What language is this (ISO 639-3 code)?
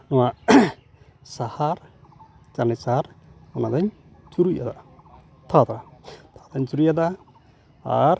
sat